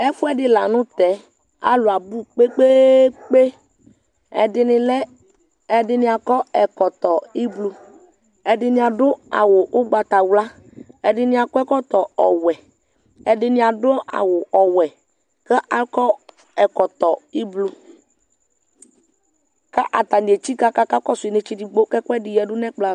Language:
Ikposo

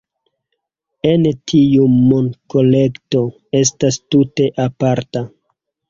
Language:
Esperanto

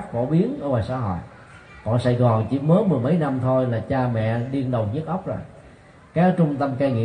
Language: Vietnamese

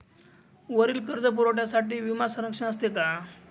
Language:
Marathi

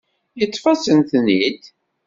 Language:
Kabyle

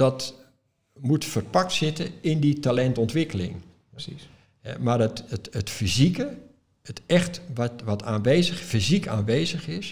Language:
Dutch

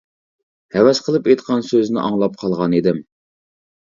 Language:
Uyghur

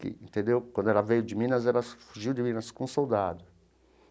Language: Portuguese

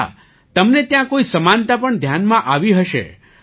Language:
Gujarati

